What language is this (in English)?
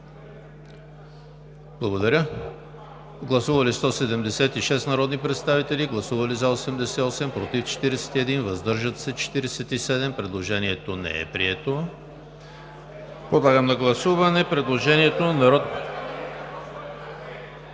Bulgarian